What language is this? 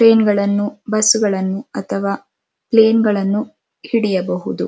Kannada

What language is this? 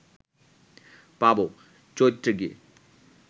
Bangla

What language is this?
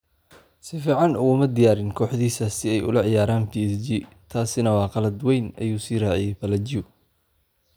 Somali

